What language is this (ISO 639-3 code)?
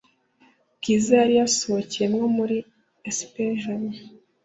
kin